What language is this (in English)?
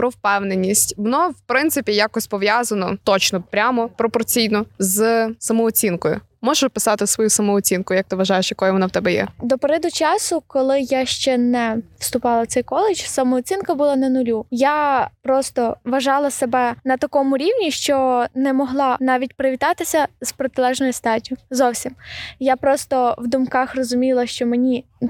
Ukrainian